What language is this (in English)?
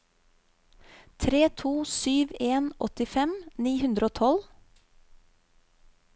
Norwegian